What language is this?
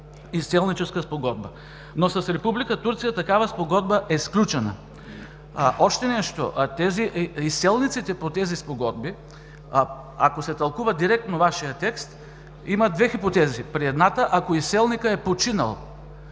Bulgarian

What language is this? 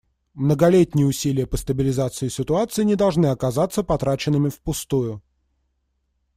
Russian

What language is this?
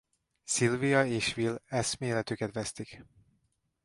Hungarian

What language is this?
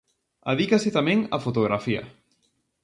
Galician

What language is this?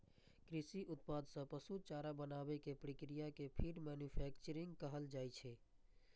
Maithili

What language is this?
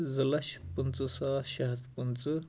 Kashmiri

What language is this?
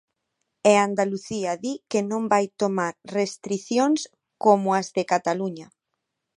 Galician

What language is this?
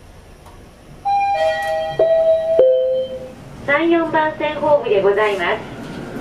Japanese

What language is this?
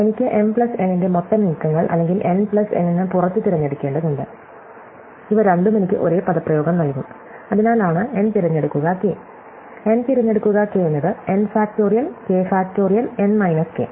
Malayalam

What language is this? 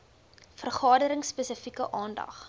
Afrikaans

